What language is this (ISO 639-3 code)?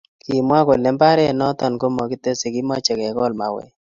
kln